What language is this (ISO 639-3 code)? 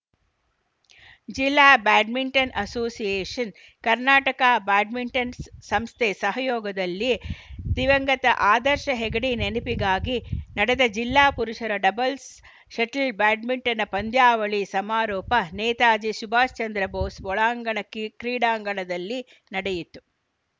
kan